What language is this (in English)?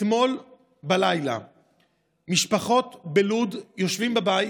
Hebrew